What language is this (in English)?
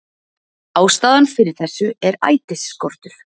Icelandic